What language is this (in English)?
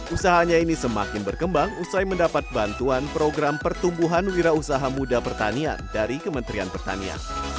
Indonesian